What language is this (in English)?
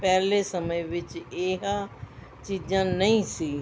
Punjabi